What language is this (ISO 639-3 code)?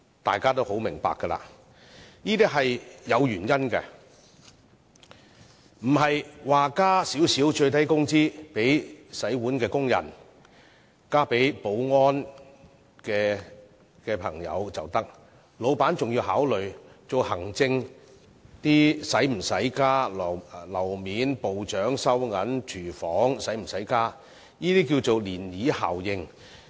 yue